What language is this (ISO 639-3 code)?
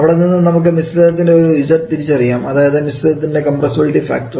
mal